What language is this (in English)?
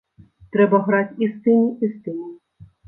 Belarusian